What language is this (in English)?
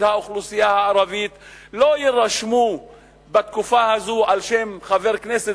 Hebrew